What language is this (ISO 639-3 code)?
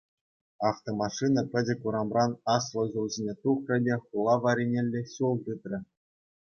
chv